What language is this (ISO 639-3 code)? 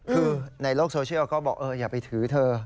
tha